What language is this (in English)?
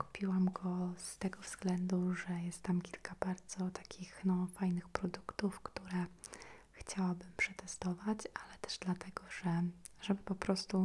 Polish